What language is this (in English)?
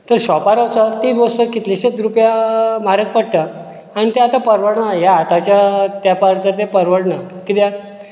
Konkani